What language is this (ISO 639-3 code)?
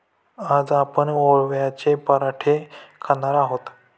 mar